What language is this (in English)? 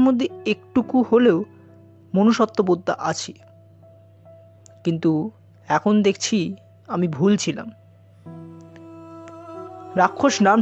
Hindi